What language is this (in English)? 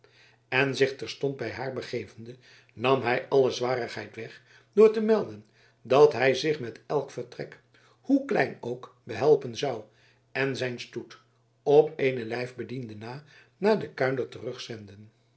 Dutch